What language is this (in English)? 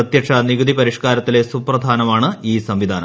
Malayalam